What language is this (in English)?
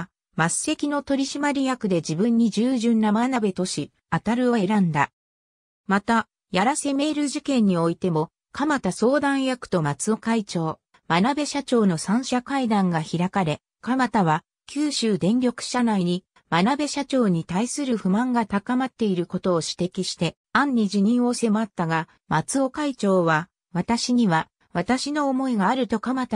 Japanese